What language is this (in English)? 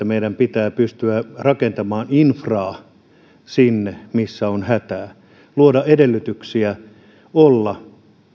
Finnish